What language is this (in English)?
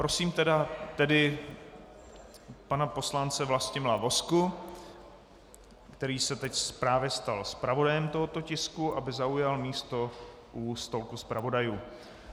Czech